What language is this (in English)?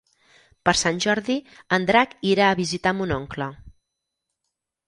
Catalan